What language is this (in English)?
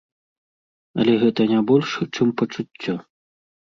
Belarusian